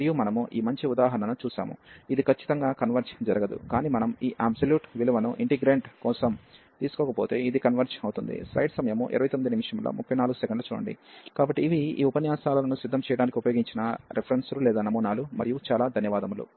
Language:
Telugu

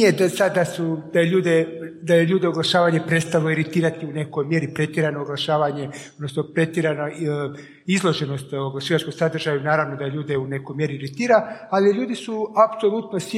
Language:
Croatian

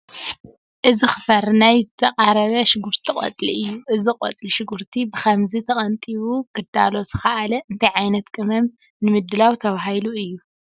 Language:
Tigrinya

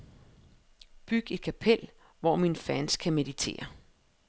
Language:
Danish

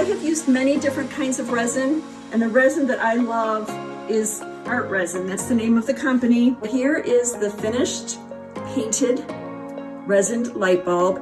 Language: English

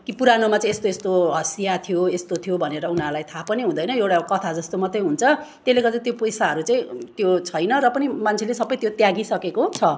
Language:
Nepali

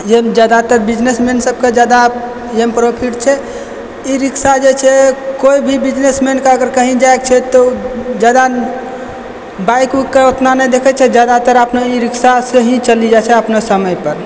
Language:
Maithili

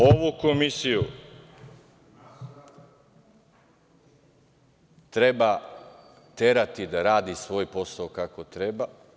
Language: Serbian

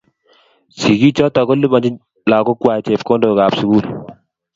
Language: Kalenjin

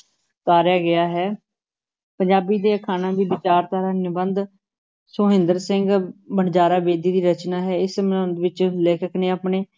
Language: Punjabi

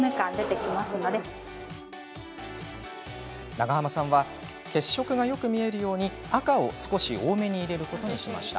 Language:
Japanese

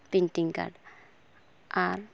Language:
Santali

